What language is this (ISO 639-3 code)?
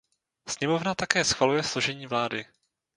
ces